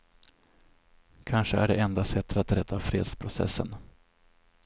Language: Swedish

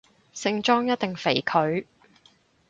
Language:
Cantonese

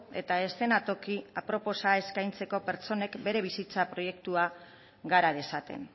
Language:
Basque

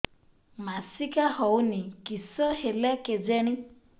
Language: Odia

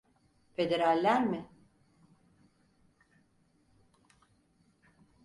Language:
Turkish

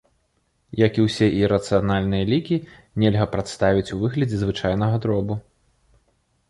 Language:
Belarusian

